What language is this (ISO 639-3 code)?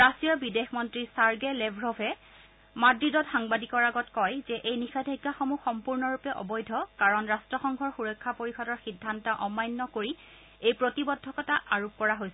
asm